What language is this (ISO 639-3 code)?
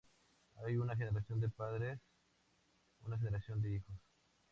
spa